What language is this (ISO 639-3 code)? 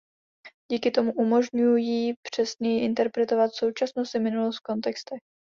ces